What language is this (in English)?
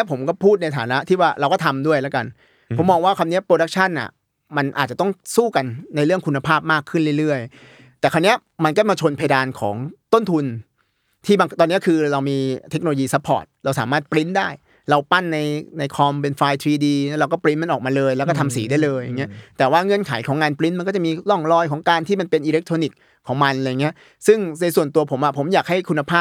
Thai